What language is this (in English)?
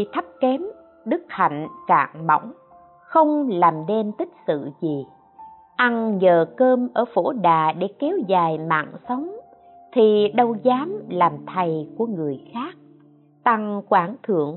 Vietnamese